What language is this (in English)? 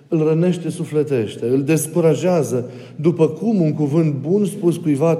Romanian